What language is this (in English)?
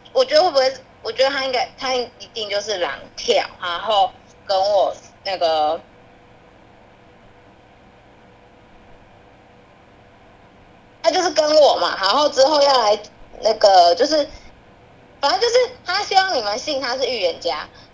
Chinese